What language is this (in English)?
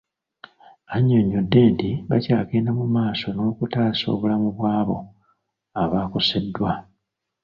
Ganda